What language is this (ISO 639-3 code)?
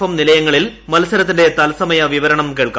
mal